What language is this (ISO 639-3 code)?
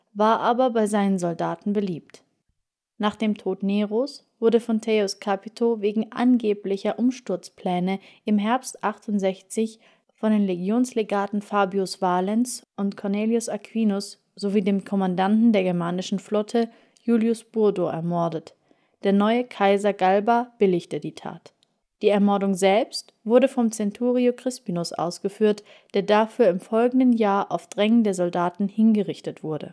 deu